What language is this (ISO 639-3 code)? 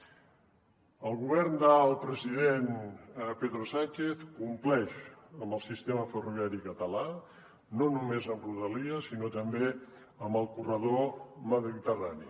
cat